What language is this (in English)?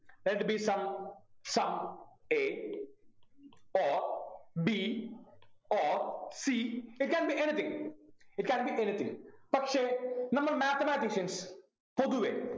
Malayalam